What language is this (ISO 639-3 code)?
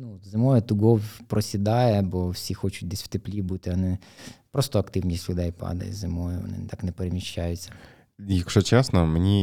ukr